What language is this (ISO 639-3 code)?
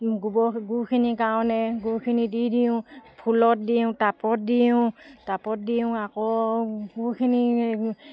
asm